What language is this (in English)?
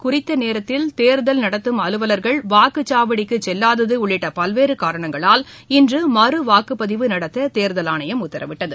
Tamil